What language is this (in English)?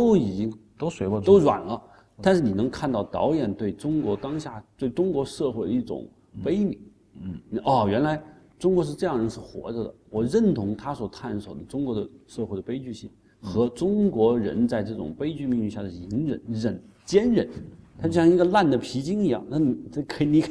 Chinese